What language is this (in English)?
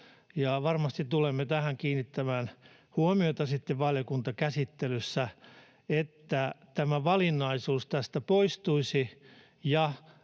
Finnish